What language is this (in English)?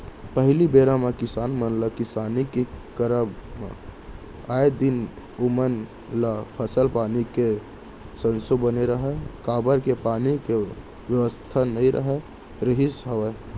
Chhattisgarhi